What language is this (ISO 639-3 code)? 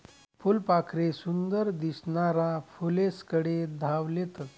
mar